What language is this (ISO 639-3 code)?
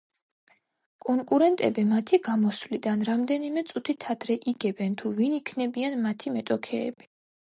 kat